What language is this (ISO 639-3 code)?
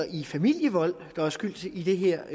dan